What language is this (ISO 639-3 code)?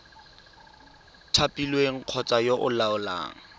tsn